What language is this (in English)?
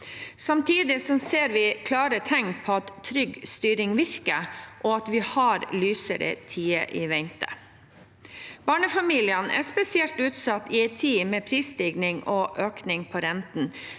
Norwegian